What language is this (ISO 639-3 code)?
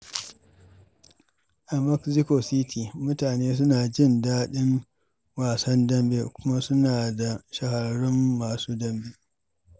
hau